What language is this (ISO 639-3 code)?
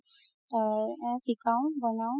asm